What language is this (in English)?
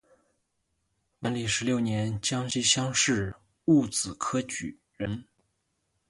Chinese